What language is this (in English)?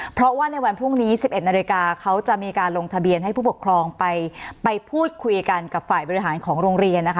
Thai